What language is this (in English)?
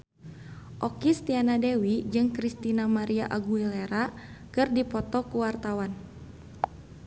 Sundanese